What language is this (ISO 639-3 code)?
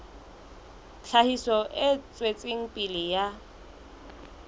sot